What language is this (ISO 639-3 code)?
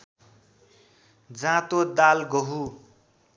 nep